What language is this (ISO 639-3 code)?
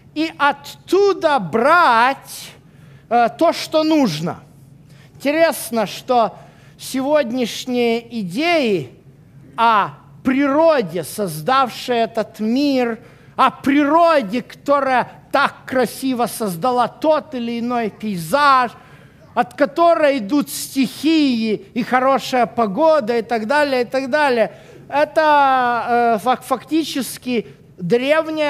rus